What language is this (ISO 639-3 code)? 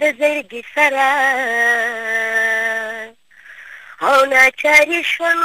urd